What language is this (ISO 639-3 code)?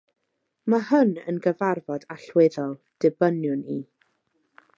cym